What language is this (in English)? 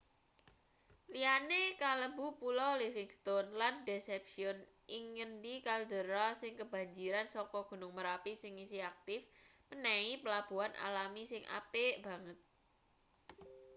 Javanese